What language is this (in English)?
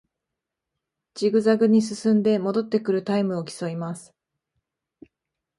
Japanese